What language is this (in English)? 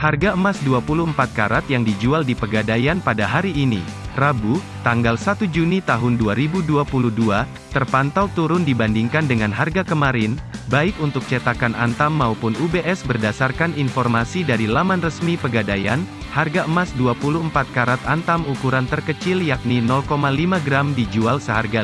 Indonesian